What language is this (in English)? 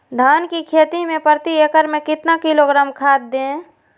Magahi